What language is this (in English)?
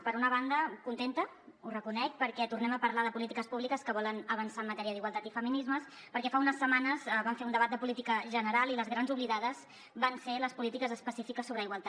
Catalan